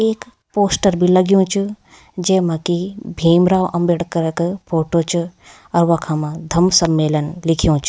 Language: Garhwali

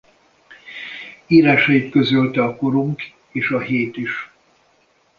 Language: Hungarian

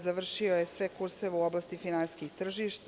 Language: Serbian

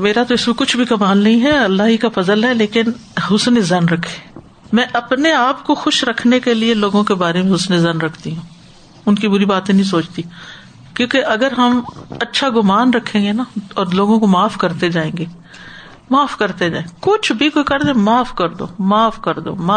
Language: Urdu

